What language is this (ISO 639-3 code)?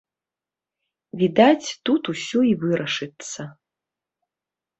bel